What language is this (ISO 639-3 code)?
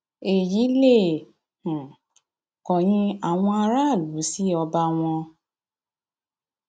yor